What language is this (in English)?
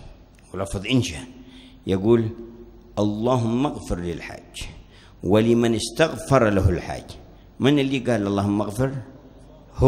Arabic